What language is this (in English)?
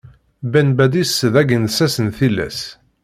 Kabyle